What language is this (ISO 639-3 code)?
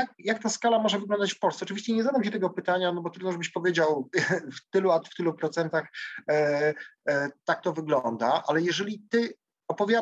pol